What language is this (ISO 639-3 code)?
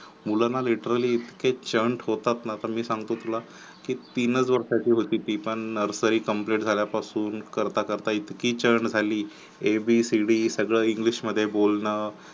mar